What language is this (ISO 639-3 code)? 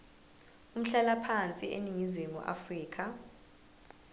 zul